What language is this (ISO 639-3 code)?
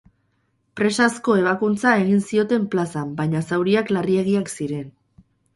eus